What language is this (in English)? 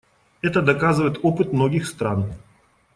Russian